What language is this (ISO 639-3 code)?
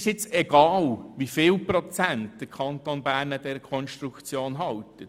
gsw